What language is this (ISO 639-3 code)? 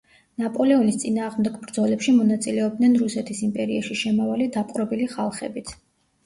kat